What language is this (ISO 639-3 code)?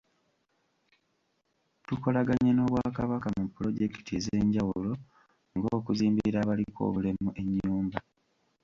lug